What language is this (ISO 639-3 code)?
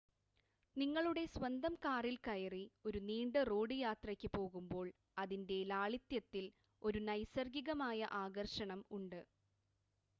mal